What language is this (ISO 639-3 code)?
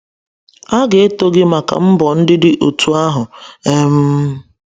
ibo